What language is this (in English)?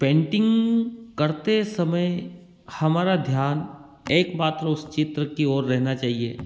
Hindi